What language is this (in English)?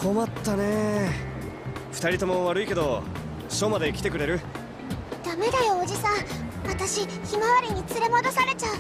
Japanese